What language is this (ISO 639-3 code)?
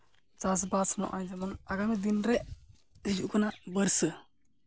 sat